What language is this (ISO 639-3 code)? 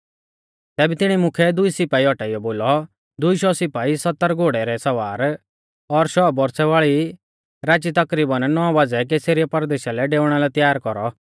bfz